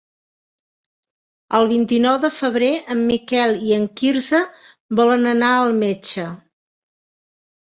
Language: Catalan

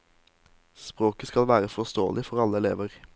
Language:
Norwegian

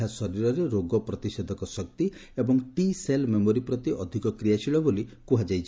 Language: Odia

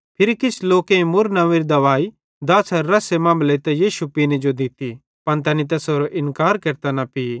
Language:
Bhadrawahi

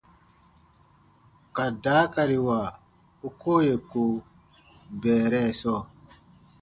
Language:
Baatonum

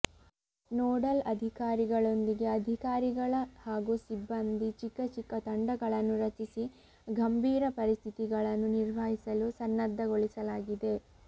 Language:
Kannada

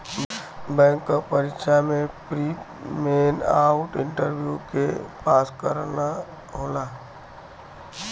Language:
Bhojpuri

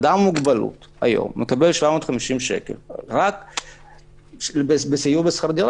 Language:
Hebrew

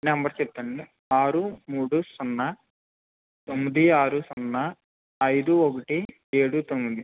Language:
Telugu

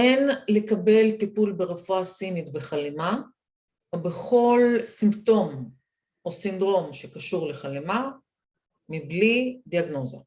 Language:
Hebrew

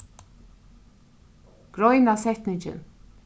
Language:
Faroese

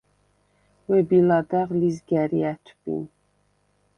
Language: Svan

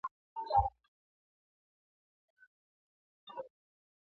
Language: Swahili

